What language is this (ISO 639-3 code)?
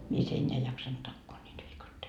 fin